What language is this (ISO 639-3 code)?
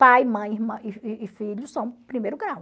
por